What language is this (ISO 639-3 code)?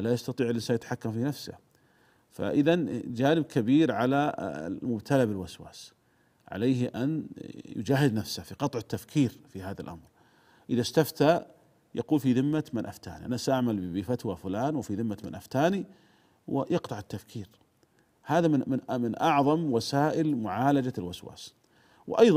ara